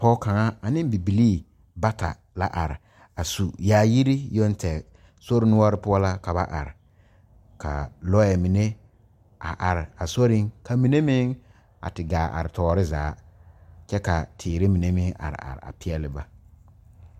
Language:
Southern Dagaare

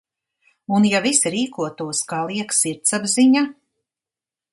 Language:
Latvian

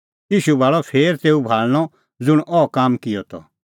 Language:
Kullu Pahari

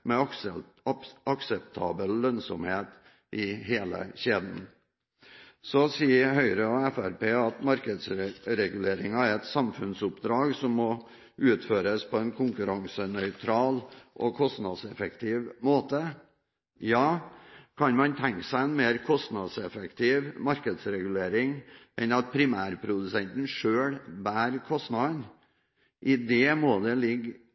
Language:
Norwegian Bokmål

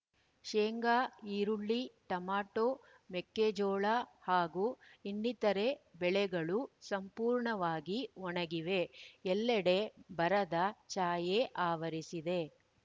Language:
Kannada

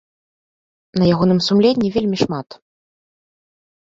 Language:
Belarusian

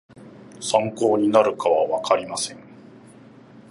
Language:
Japanese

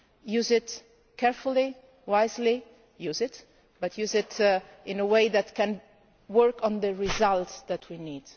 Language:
English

